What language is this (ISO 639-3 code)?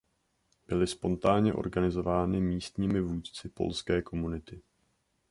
ces